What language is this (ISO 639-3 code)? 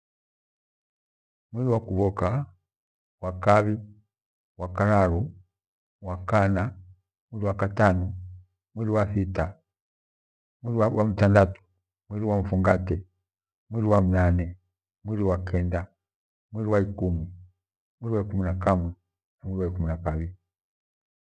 gwe